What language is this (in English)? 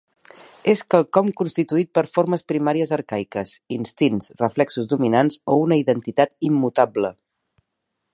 Catalan